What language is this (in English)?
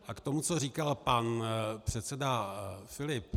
Czech